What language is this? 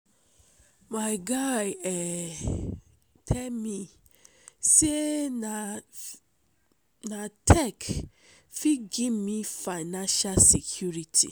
Nigerian Pidgin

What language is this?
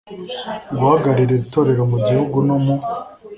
Kinyarwanda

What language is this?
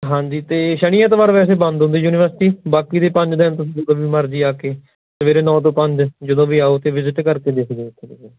Punjabi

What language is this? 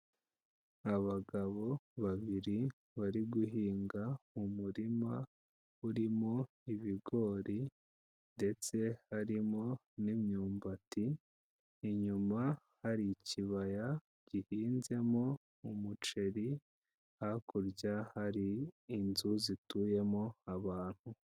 Kinyarwanda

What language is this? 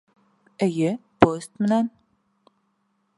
Bashkir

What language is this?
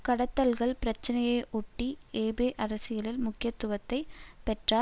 Tamil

